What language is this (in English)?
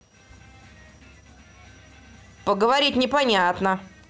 Russian